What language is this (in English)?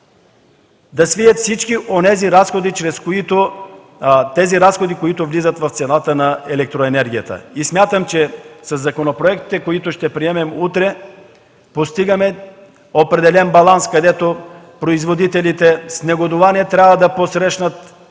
Bulgarian